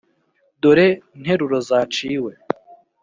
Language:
Kinyarwanda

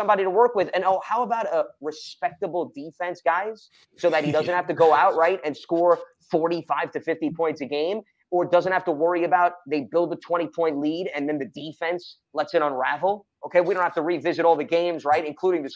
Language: English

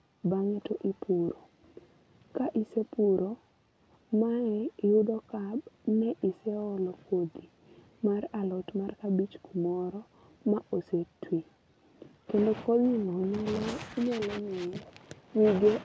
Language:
Luo (Kenya and Tanzania)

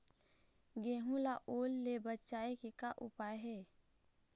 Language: Chhattisgarhi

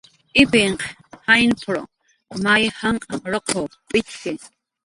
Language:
Jaqaru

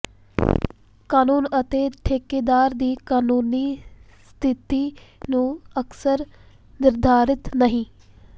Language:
Punjabi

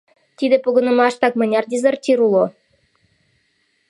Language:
Mari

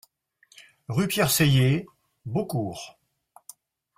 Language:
French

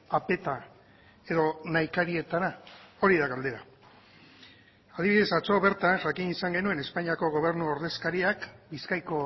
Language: Basque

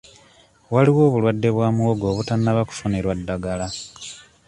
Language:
Ganda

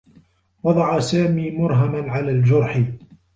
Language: Arabic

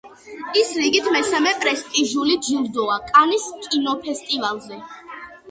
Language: Georgian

